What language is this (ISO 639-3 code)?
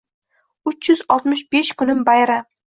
uzb